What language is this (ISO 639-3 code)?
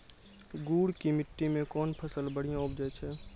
mai